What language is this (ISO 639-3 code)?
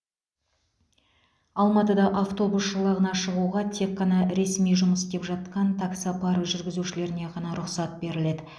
kaz